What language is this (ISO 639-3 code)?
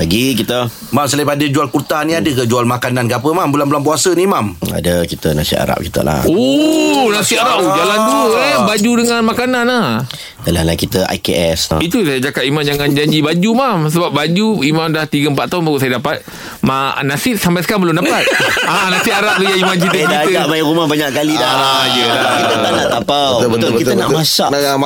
msa